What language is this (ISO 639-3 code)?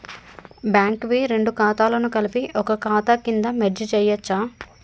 tel